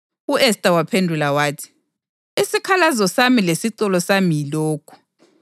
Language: North Ndebele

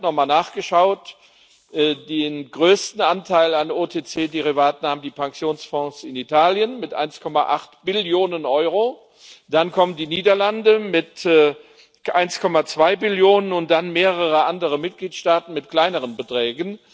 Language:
German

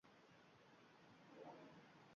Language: Uzbek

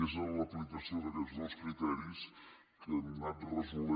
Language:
Catalan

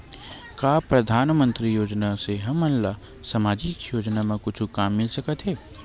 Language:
Chhattisgarhi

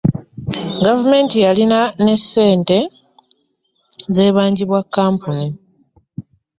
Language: Ganda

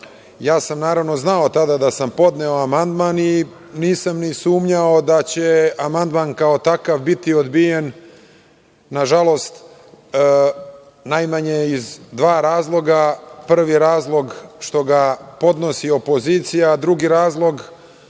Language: Serbian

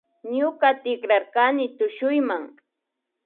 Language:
Imbabura Highland Quichua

